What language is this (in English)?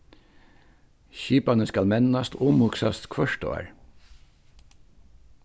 Faroese